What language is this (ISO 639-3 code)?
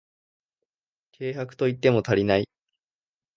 jpn